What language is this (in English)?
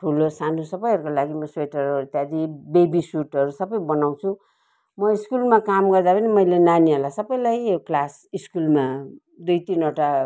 Nepali